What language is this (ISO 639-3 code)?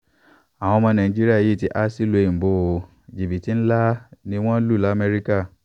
yor